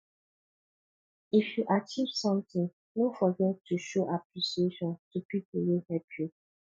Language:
Nigerian Pidgin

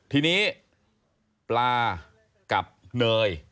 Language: Thai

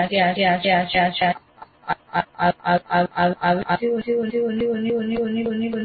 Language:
Gujarati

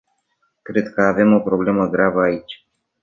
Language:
Romanian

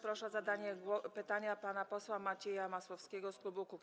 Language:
Polish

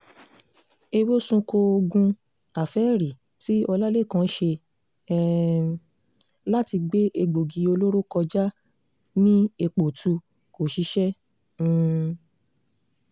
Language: Yoruba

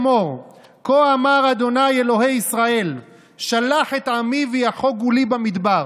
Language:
Hebrew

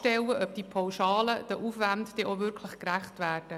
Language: Swiss German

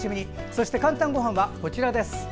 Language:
Japanese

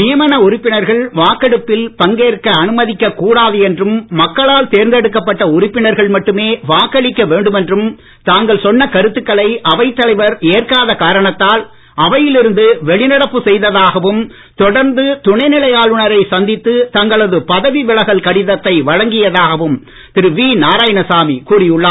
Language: Tamil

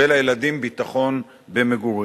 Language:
Hebrew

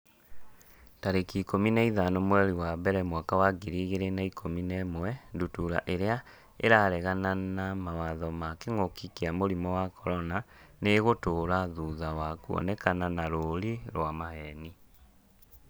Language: Kikuyu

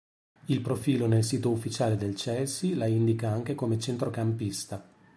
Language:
Italian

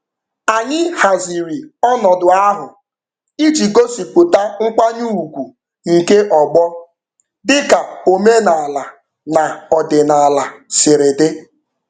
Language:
Igbo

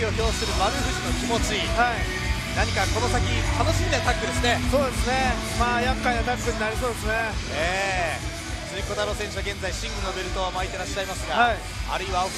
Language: Japanese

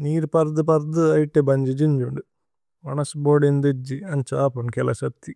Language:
Tulu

